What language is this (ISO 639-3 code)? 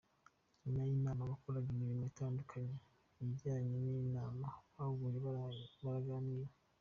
kin